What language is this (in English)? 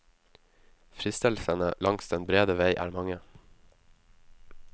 Norwegian